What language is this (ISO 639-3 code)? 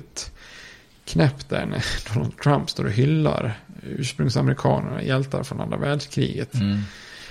swe